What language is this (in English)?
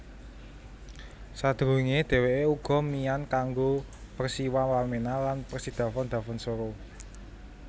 Javanese